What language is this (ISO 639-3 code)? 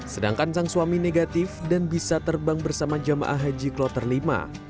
ind